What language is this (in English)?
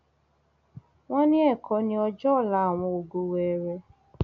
Yoruba